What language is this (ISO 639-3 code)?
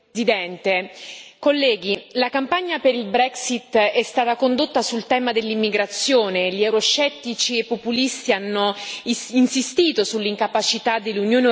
ita